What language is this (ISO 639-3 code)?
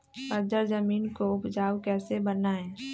mag